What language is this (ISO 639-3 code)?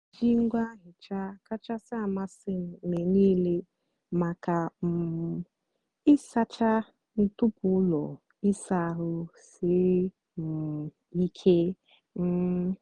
ibo